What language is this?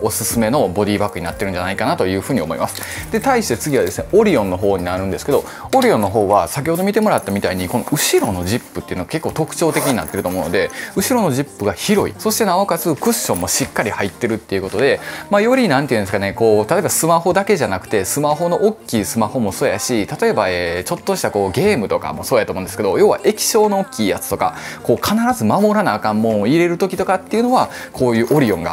Japanese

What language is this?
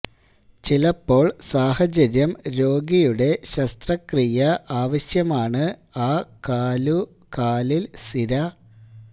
Malayalam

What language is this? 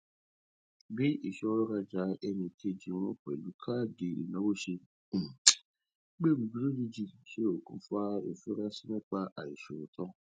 Yoruba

